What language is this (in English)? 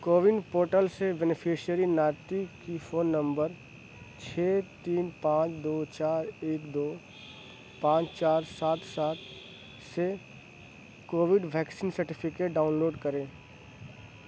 Urdu